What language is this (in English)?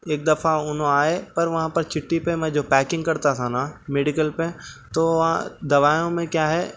Urdu